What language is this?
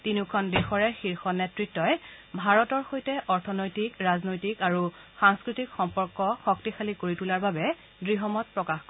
Assamese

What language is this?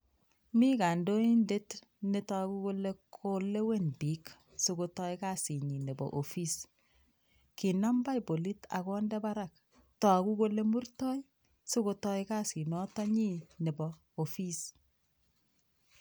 Kalenjin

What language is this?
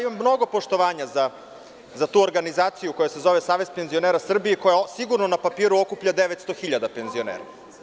Serbian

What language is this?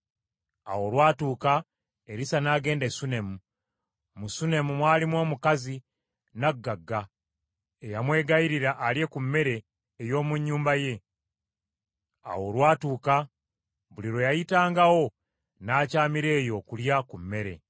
Ganda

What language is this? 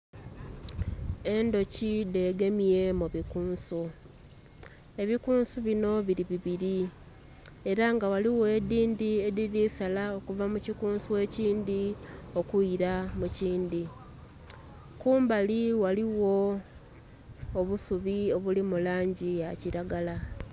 Soga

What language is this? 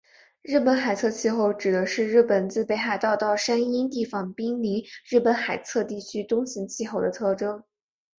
Chinese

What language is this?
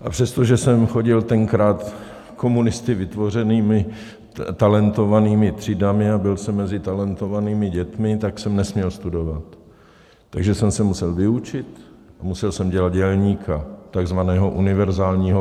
Czech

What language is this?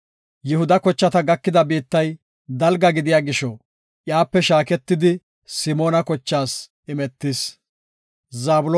Gofa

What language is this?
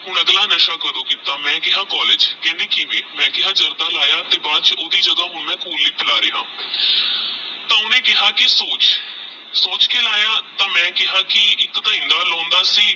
Punjabi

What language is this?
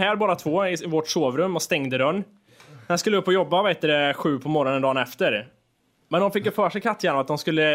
Swedish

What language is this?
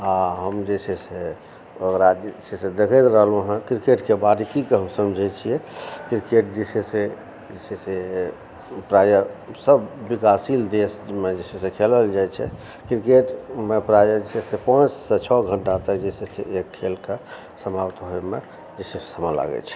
Maithili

